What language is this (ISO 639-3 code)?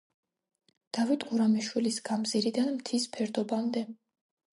kat